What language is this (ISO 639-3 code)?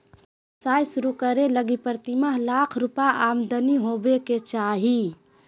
mag